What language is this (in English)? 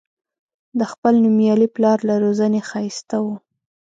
Pashto